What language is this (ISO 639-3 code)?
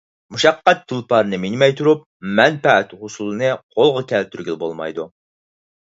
uig